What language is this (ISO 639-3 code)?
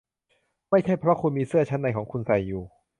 tha